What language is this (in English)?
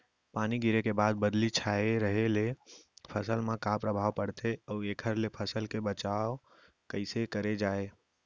Chhattisgarhi